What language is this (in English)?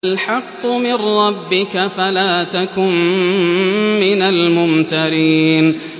Arabic